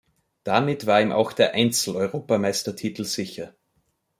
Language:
German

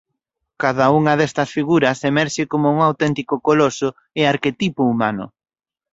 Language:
Galician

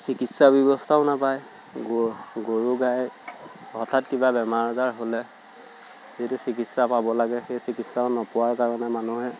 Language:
Assamese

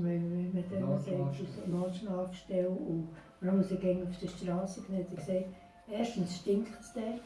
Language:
Dutch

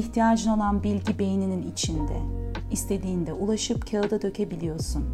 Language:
Turkish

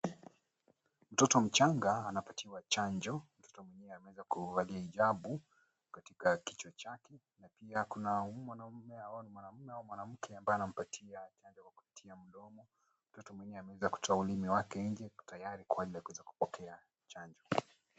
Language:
Swahili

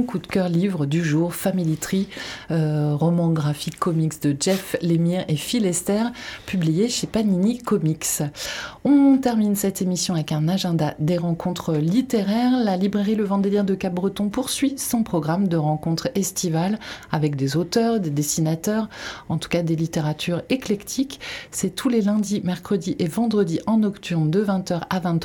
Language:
French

